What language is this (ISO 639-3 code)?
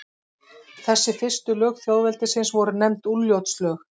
isl